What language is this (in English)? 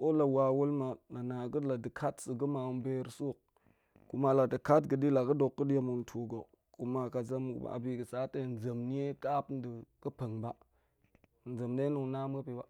Goemai